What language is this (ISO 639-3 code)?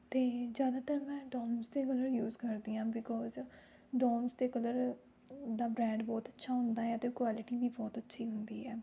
pan